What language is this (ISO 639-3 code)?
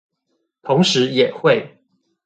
zho